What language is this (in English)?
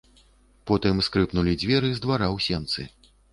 Belarusian